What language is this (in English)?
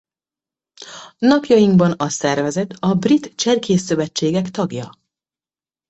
Hungarian